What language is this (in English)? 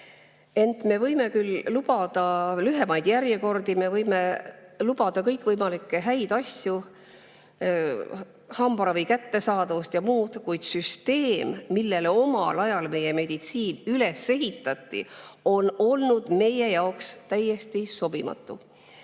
Estonian